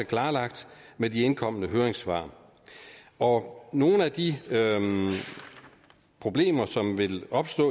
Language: Danish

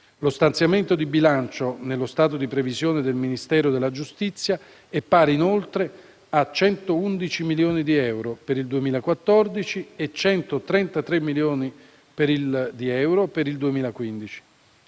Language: Italian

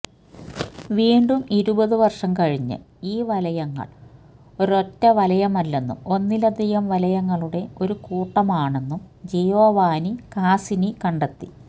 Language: Malayalam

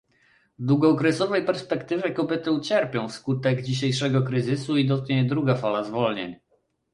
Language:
Polish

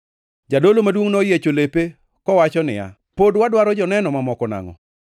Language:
Luo (Kenya and Tanzania)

